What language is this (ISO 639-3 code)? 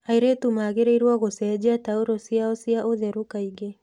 kik